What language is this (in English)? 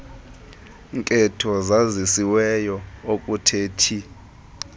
Xhosa